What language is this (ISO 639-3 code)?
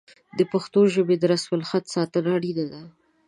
pus